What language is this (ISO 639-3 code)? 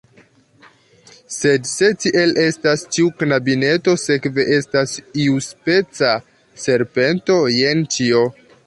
epo